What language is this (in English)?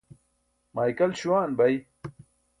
Burushaski